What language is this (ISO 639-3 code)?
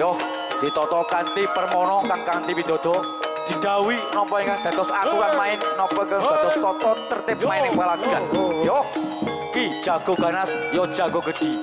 ind